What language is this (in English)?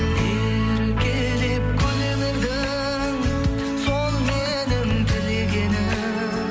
Kazakh